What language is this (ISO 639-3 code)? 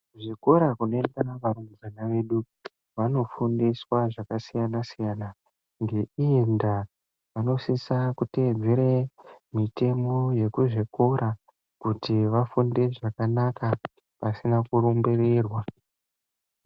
ndc